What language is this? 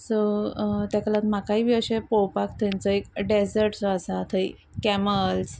Konkani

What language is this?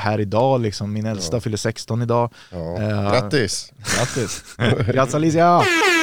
Swedish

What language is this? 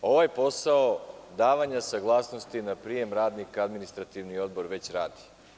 Serbian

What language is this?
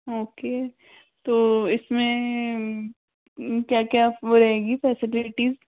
Hindi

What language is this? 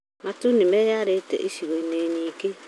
Kikuyu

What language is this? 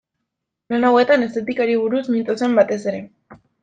Basque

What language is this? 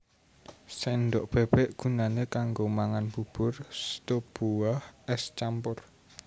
Javanese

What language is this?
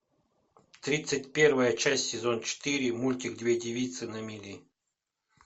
Russian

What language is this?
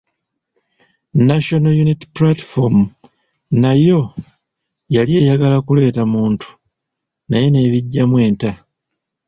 Ganda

